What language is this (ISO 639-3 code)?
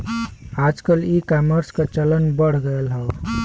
bho